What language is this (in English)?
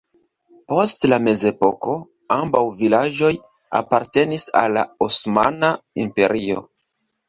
Esperanto